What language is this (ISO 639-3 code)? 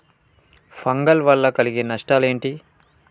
tel